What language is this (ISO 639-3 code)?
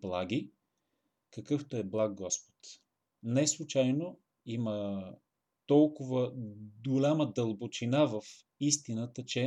bul